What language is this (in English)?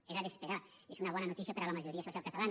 Catalan